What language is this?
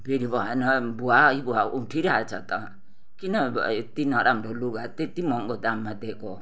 Nepali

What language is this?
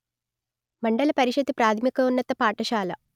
Telugu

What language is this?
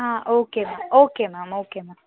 Telugu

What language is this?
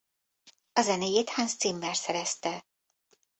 Hungarian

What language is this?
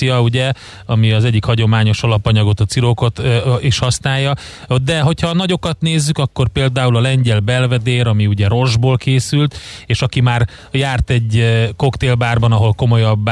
Hungarian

